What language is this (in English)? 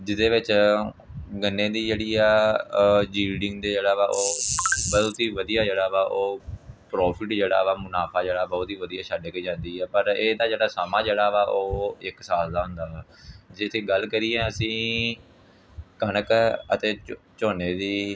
Punjabi